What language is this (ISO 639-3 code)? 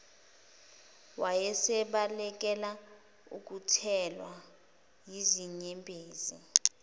zul